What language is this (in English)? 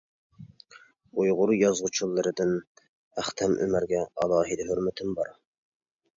Uyghur